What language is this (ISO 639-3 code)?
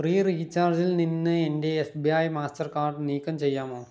mal